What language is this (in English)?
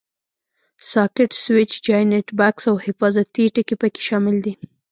Pashto